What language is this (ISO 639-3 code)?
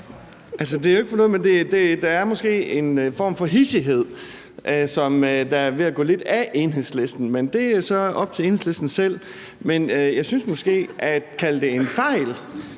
dan